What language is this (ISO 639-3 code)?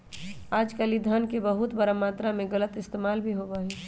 mag